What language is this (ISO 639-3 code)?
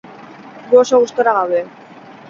eus